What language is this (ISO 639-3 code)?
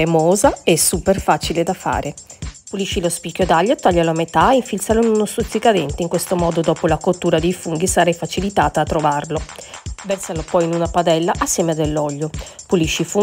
ita